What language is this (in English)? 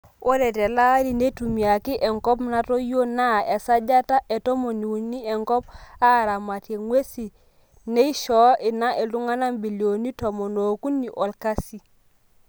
Masai